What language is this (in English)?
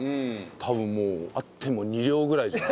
Japanese